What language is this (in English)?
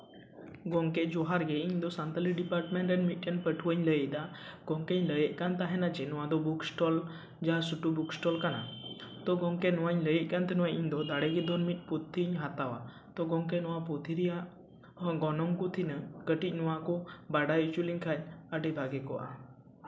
Santali